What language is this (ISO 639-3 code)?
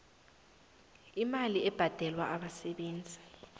nbl